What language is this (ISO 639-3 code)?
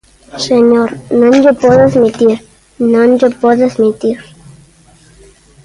glg